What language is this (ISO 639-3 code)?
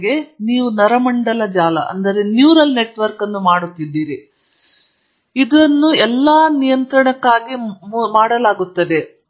kan